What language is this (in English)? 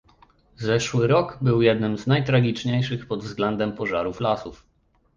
Polish